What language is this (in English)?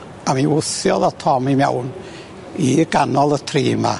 Welsh